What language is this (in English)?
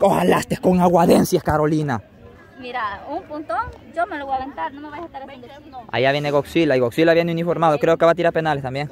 Spanish